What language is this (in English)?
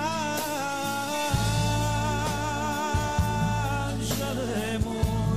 Croatian